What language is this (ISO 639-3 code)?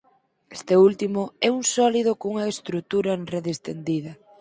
glg